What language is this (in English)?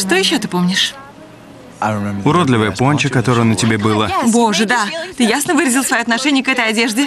Russian